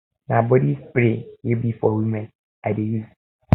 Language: Nigerian Pidgin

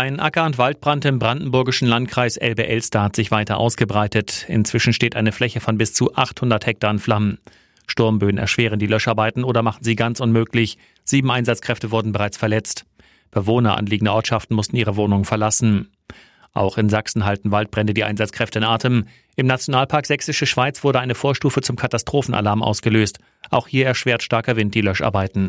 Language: German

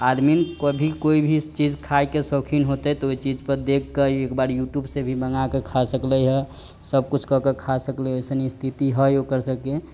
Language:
Maithili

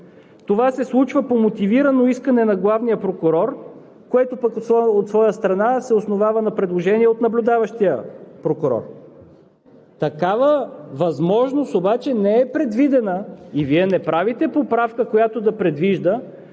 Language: Bulgarian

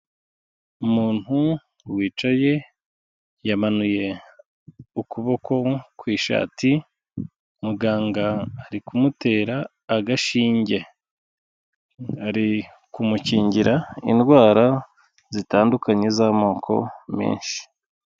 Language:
Kinyarwanda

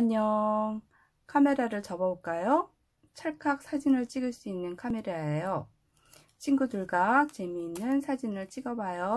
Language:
Korean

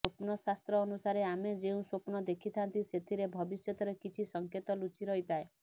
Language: Odia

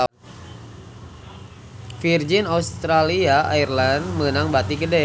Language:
Sundanese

